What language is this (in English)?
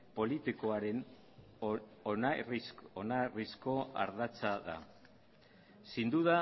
Basque